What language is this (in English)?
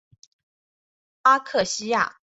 Chinese